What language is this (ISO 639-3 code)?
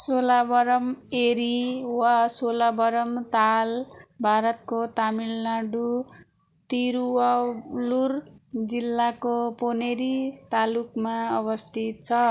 nep